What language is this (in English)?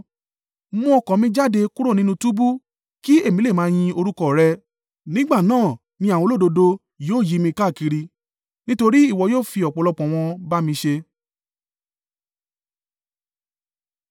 Yoruba